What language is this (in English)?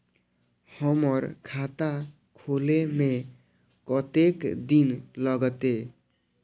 Maithili